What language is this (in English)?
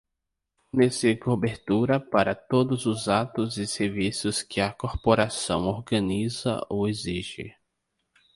Portuguese